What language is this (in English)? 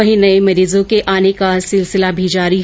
Hindi